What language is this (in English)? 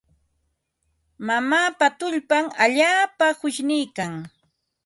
Ambo-Pasco Quechua